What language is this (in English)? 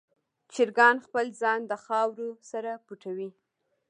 Pashto